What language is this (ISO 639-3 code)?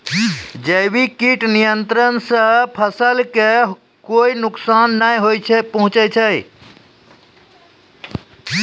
mai